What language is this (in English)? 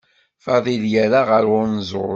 Kabyle